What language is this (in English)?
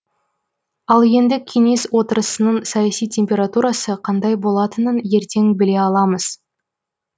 Kazakh